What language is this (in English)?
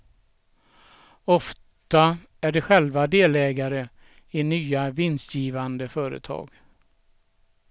Swedish